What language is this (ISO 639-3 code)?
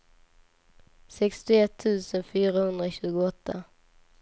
swe